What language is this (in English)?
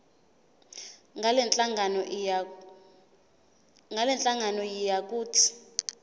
Zulu